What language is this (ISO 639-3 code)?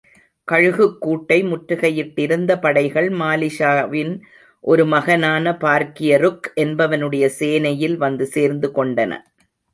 tam